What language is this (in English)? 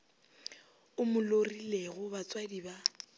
Northern Sotho